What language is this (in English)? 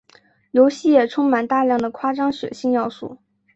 Chinese